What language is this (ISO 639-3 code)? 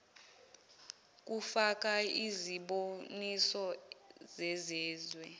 zul